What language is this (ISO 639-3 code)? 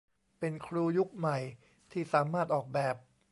tha